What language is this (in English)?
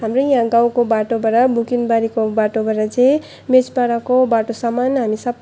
Nepali